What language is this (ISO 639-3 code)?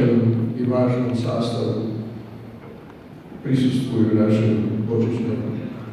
ron